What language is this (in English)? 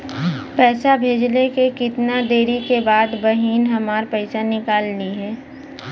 Bhojpuri